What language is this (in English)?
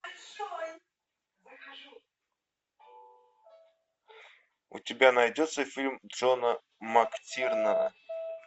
Russian